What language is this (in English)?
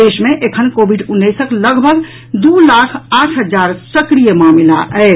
Maithili